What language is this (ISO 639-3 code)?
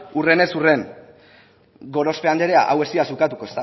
eus